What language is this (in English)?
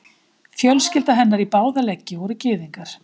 Icelandic